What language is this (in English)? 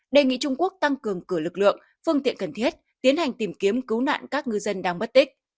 Vietnamese